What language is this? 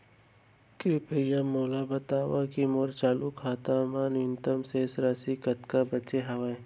Chhattisgarhi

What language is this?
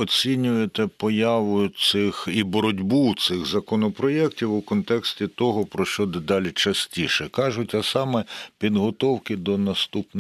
Ukrainian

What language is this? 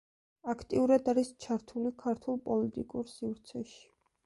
Georgian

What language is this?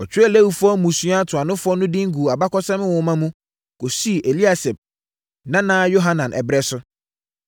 Akan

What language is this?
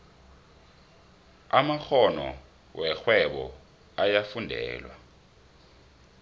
South Ndebele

